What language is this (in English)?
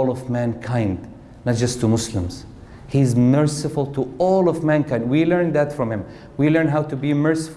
English